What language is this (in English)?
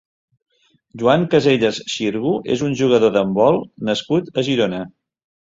Catalan